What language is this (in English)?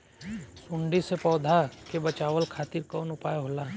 Bhojpuri